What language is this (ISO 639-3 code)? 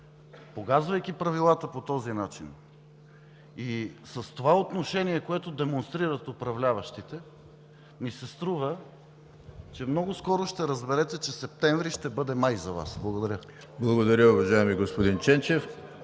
bul